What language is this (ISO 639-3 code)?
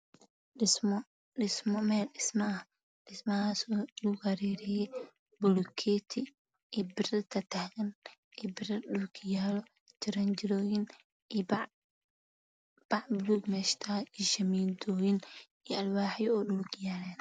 som